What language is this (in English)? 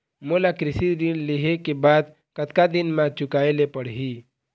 Chhattisgarhi